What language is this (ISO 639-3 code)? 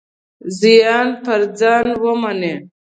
pus